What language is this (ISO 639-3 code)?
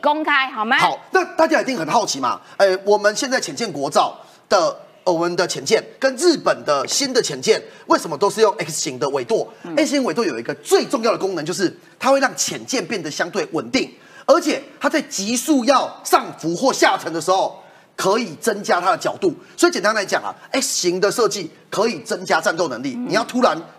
zho